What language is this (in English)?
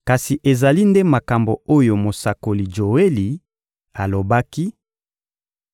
Lingala